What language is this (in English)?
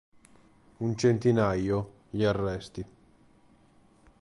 Italian